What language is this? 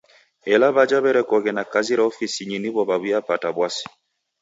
Taita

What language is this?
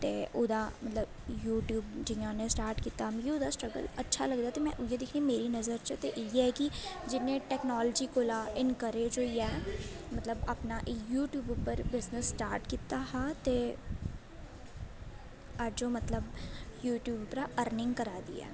Dogri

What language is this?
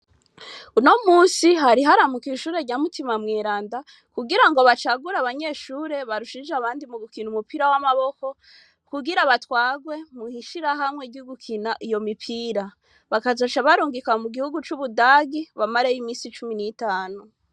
Rundi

